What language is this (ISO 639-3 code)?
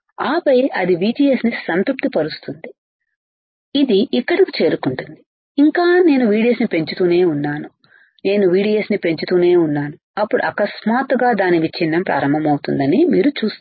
tel